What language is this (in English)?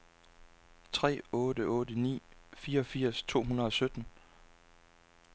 Danish